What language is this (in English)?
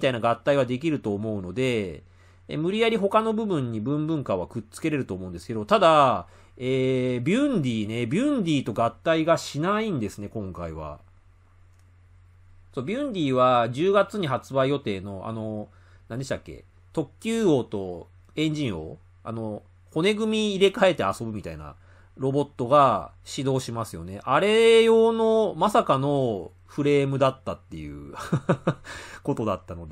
Japanese